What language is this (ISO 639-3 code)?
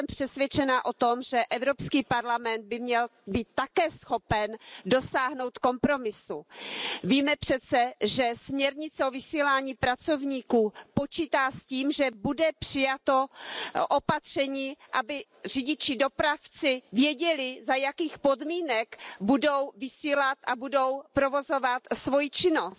ces